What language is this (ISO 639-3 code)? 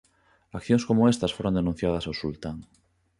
glg